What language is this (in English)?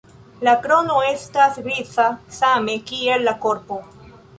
Esperanto